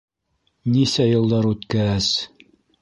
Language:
Bashkir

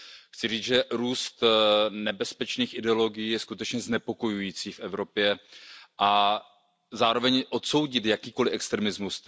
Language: Czech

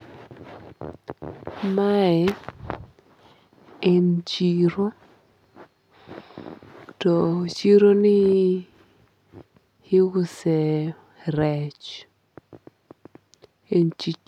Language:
Luo (Kenya and Tanzania)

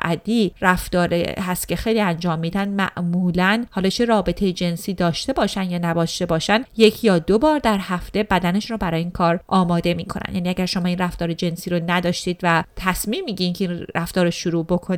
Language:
Persian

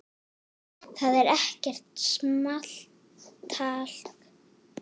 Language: Icelandic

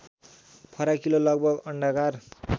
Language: Nepali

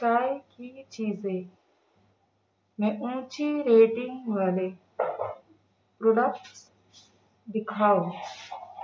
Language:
Urdu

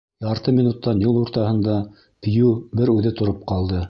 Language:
Bashkir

